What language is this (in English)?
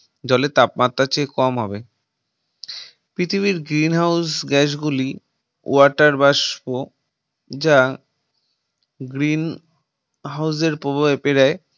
Bangla